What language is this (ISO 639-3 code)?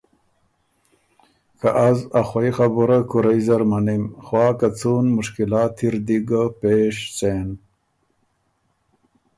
oru